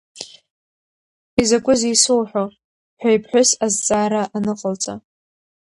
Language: Abkhazian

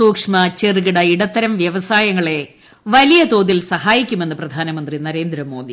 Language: Malayalam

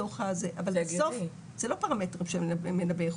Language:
Hebrew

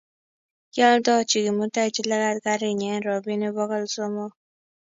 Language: Kalenjin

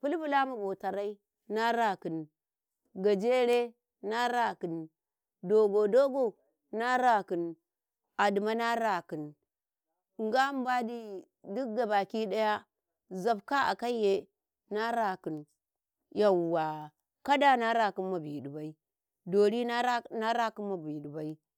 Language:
Karekare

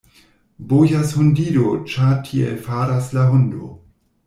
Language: Esperanto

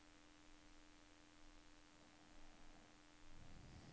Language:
Norwegian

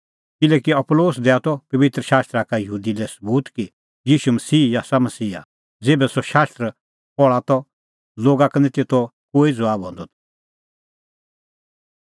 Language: Kullu Pahari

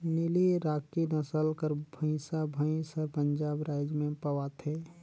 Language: Chhattisgarhi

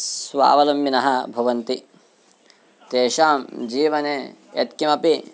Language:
Sanskrit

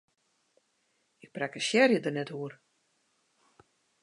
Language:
Western Frisian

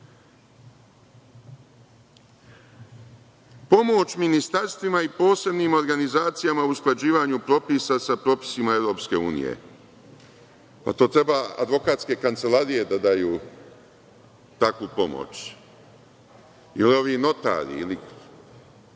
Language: Serbian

